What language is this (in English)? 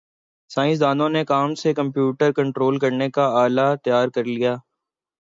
Urdu